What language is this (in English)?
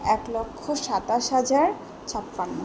Bangla